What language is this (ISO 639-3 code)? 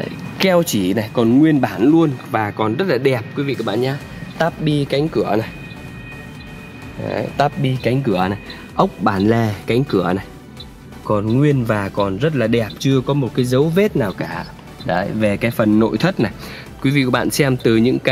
vie